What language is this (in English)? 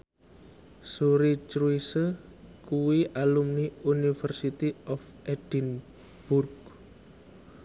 Javanese